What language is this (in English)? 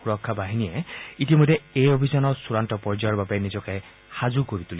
Assamese